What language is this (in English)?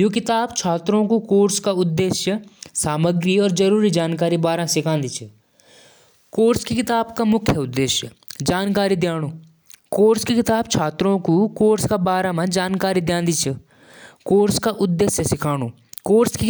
Jaunsari